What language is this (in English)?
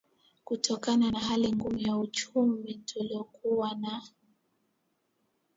Swahili